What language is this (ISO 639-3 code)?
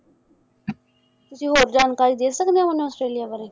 pan